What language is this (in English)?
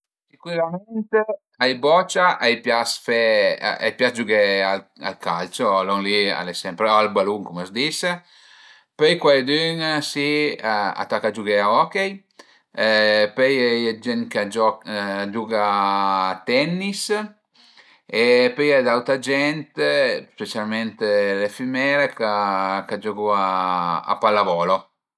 Piedmontese